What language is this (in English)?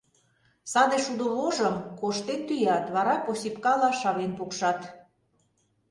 Mari